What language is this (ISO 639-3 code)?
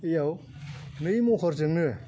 brx